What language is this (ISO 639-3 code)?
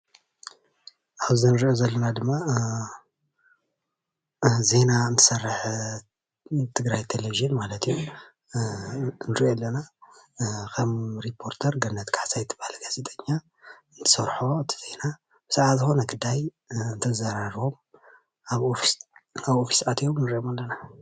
tir